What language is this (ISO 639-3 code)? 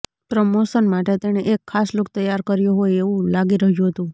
guj